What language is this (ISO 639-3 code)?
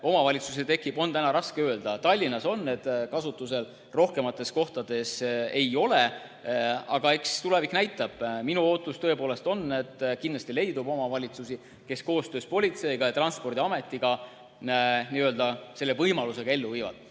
est